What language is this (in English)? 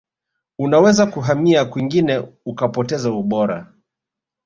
Swahili